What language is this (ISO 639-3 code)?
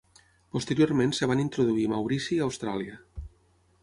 cat